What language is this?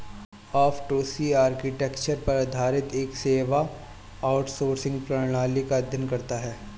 Hindi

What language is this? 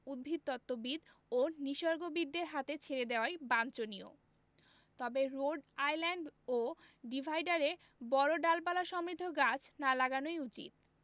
Bangla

